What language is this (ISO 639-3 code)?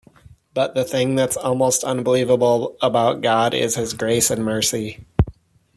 eng